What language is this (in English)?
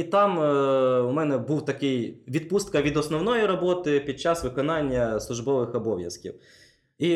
Ukrainian